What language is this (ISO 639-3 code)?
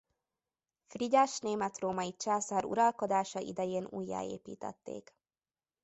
hun